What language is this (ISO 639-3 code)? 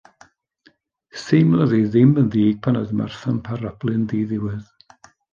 cym